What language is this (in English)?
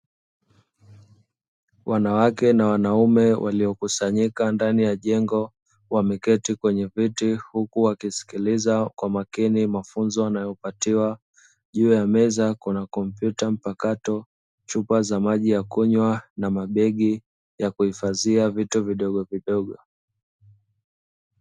Swahili